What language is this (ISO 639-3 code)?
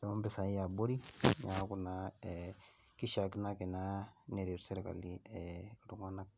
mas